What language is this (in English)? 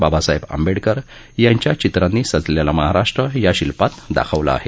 Marathi